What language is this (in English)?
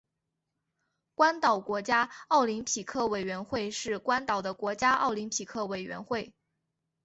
Chinese